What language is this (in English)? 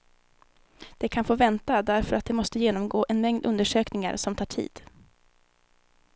Swedish